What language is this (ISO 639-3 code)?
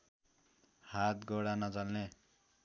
nep